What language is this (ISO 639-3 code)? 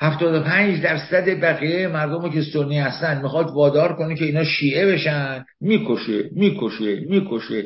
fas